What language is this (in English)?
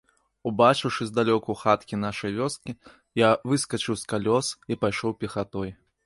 Belarusian